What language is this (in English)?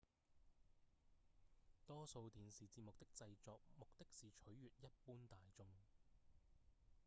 Cantonese